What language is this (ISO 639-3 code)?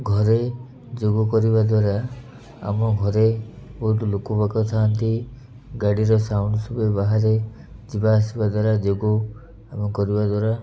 ori